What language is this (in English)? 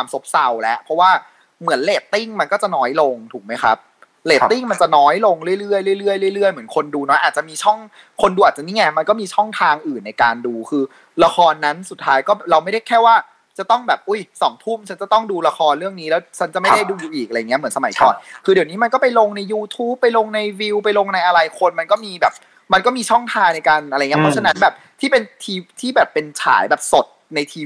Thai